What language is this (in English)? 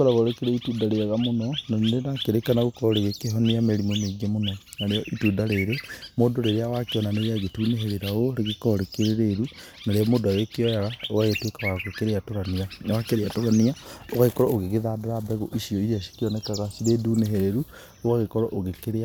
Kikuyu